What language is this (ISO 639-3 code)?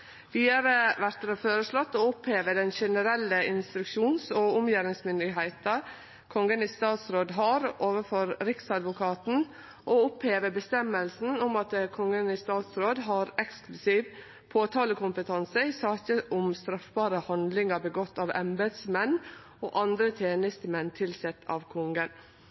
nno